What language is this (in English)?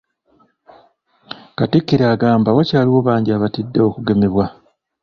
Ganda